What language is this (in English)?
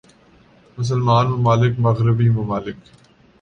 Urdu